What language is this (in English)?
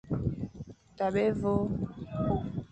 Fang